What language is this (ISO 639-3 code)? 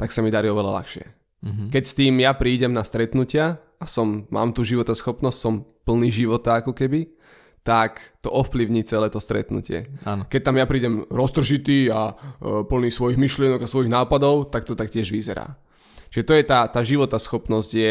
slk